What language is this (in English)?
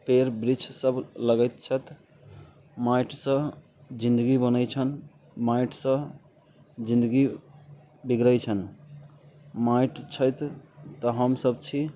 Maithili